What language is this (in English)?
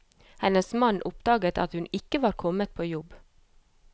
Norwegian